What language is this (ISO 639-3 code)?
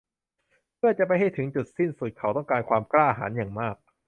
tha